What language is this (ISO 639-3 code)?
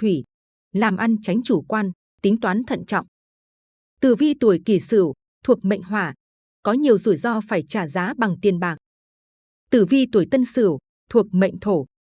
vie